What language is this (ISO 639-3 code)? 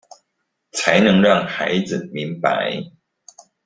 zho